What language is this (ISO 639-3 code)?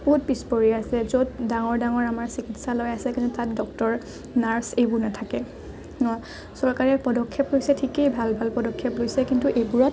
asm